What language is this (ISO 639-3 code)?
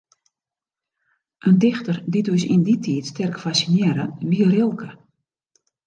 fry